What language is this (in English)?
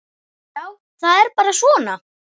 Icelandic